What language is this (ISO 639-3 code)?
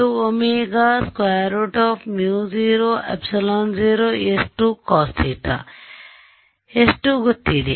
kan